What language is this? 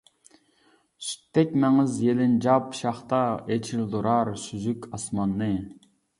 Uyghur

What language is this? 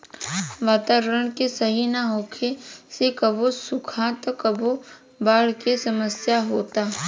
Bhojpuri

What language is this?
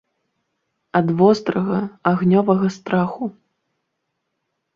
Belarusian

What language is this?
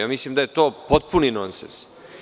Serbian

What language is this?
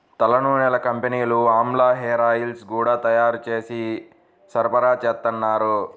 Telugu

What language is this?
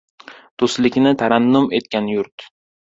Uzbek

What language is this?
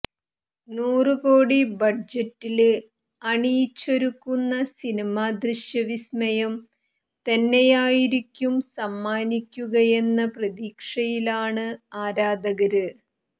Malayalam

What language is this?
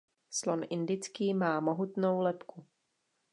Czech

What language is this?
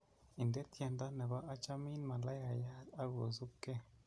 Kalenjin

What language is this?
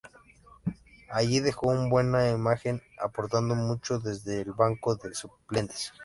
Spanish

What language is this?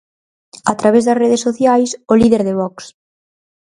Galician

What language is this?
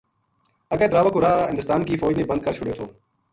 Gujari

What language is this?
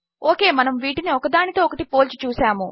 Telugu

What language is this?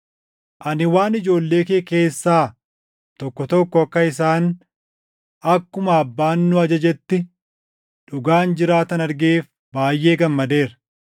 Oromo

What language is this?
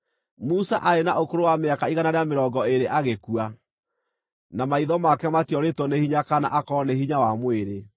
Kikuyu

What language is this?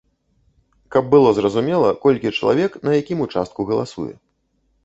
Belarusian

